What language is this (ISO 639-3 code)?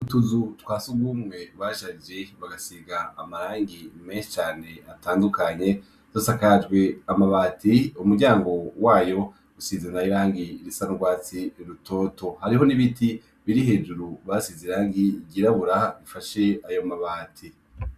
run